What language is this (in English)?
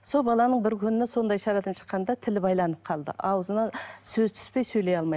Kazakh